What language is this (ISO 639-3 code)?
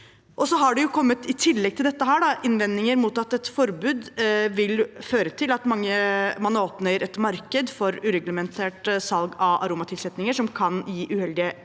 nor